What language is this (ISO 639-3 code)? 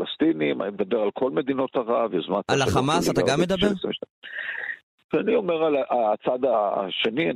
heb